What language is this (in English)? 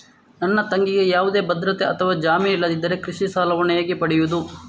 Kannada